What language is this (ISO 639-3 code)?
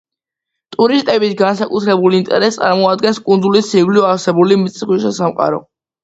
kat